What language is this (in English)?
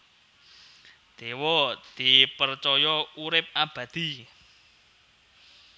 Javanese